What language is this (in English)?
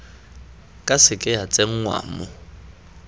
Tswana